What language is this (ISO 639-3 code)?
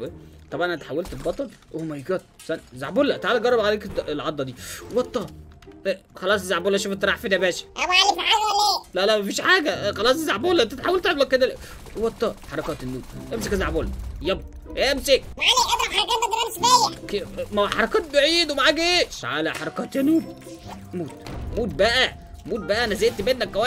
ara